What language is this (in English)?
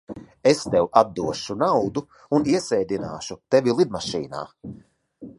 Latvian